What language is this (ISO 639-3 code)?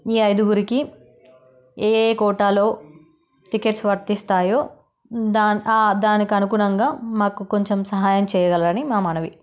tel